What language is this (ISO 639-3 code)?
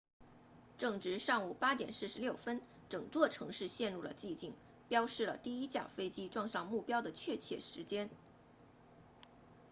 zho